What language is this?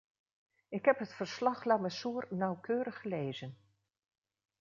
Dutch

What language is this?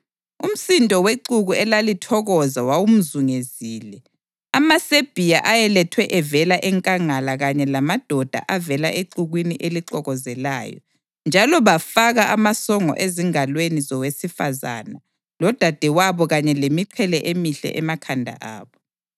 North Ndebele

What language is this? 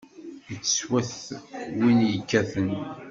Kabyle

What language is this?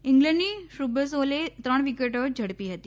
Gujarati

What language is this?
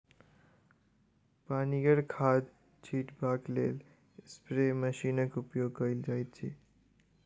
Maithili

